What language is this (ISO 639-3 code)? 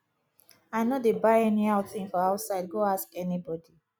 pcm